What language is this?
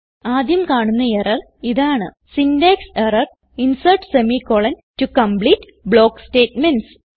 Malayalam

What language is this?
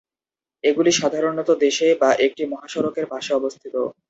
Bangla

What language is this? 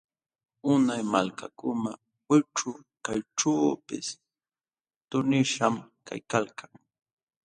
Jauja Wanca Quechua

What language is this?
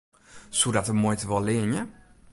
Western Frisian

